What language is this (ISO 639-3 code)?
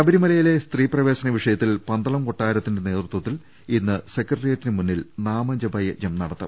mal